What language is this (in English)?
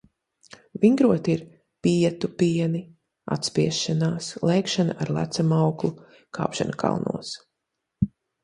Latvian